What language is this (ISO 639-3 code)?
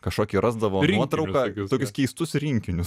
lit